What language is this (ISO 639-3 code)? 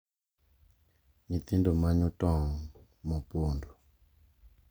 luo